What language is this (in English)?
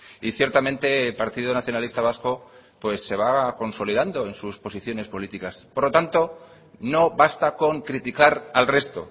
Spanish